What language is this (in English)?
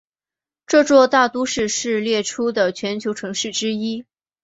Chinese